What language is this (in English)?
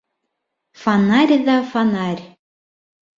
Bashkir